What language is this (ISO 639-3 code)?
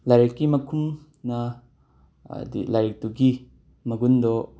mni